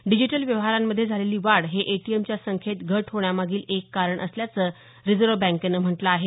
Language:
Marathi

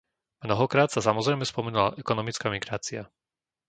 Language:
Slovak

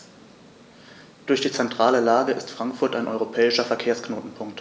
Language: German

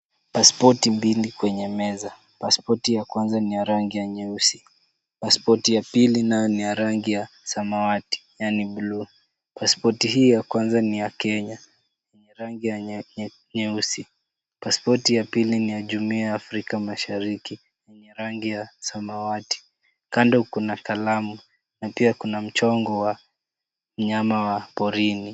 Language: Swahili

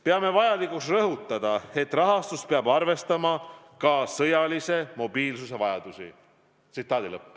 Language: Estonian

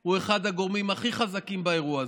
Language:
Hebrew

